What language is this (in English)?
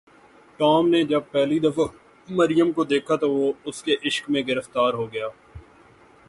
Urdu